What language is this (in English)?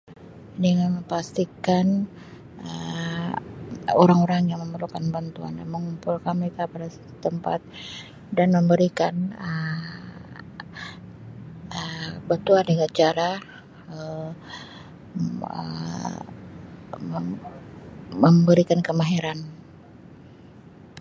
Sabah Malay